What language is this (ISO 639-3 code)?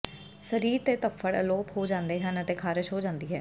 pan